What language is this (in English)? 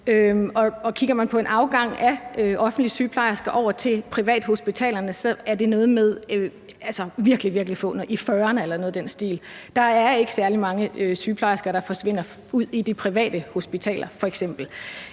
Danish